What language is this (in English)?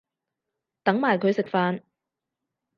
Cantonese